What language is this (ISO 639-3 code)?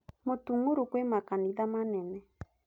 kik